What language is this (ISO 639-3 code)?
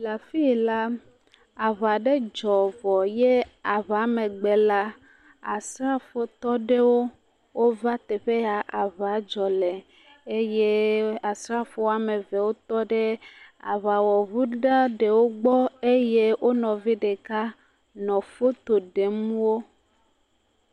ewe